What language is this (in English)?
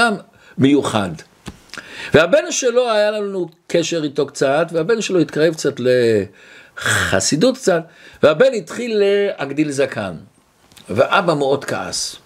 Hebrew